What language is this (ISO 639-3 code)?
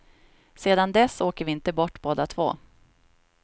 swe